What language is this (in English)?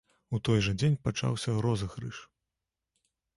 Belarusian